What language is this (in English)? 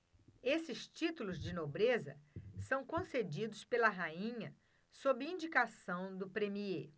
Portuguese